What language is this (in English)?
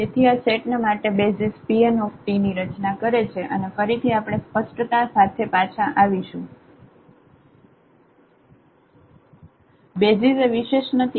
Gujarati